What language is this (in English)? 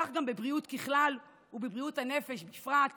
Hebrew